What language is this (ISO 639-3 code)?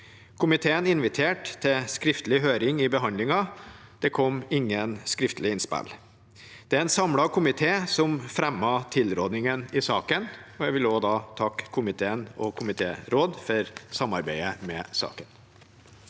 nor